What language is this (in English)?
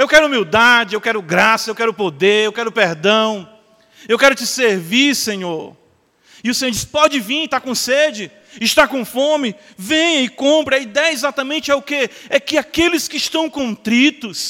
Portuguese